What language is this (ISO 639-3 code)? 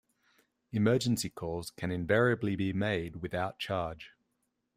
eng